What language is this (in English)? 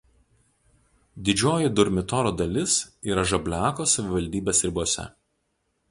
Lithuanian